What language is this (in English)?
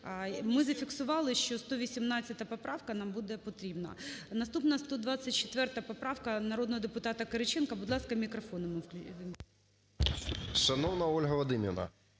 Ukrainian